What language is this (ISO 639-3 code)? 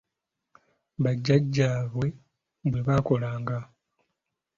lug